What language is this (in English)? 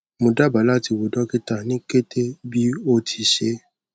Yoruba